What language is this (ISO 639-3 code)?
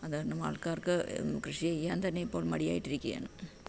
mal